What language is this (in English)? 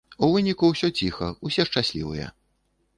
Belarusian